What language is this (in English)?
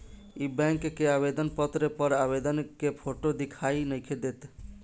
Bhojpuri